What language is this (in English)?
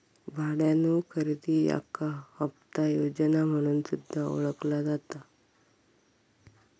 Marathi